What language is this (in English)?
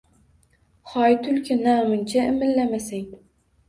Uzbek